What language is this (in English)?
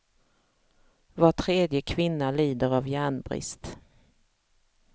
Swedish